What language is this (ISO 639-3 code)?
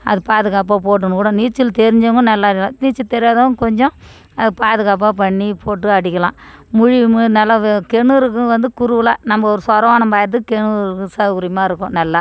tam